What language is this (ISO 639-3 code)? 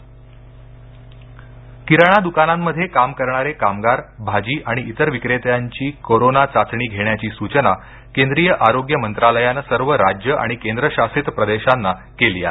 mar